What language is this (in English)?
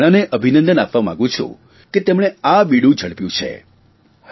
Gujarati